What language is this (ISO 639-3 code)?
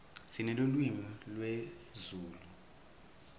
ssw